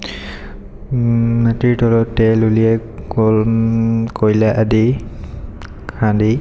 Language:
Assamese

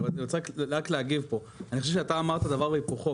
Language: Hebrew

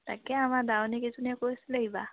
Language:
Assamese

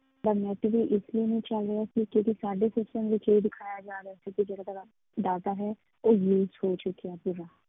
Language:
Punjabi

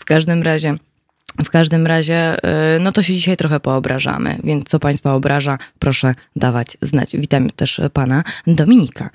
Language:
Polish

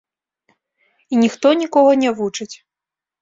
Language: Belarusian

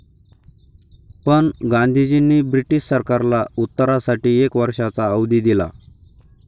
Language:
Marathi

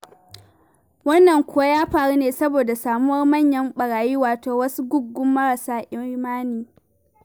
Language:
Hausa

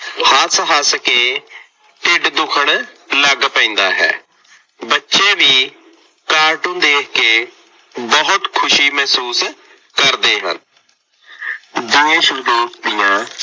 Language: Punjabi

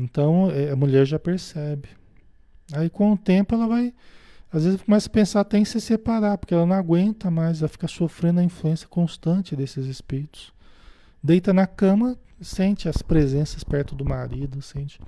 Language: Portuguese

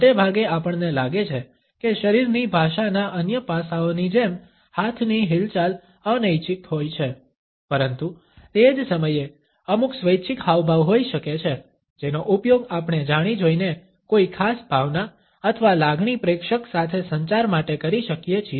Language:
Gujarati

